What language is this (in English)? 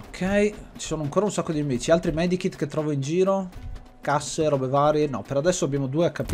Italian